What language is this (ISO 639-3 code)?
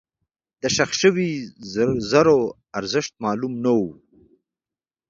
pus